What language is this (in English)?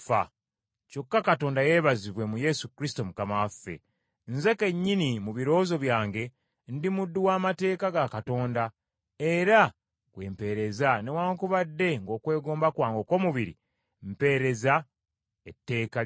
Ganda